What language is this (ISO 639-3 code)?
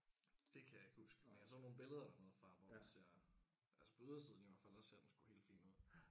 dan